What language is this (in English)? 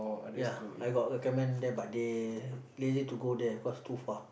English